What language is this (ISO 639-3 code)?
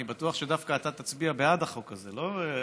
heb